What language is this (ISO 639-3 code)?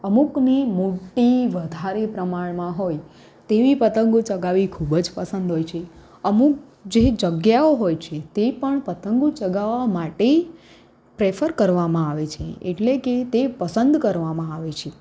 guj